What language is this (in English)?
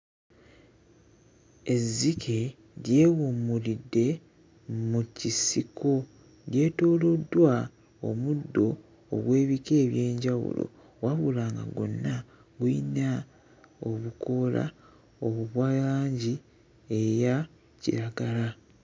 Ganda